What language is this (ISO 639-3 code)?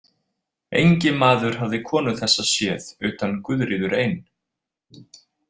isl